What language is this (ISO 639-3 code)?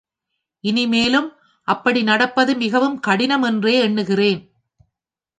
tam